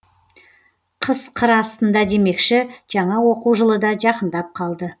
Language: Kazakh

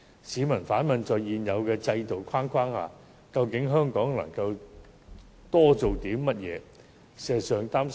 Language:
Cantonese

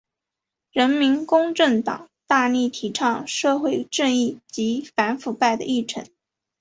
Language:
Chinese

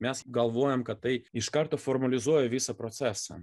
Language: Lithuanian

